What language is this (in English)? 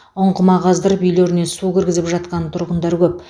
Kazakh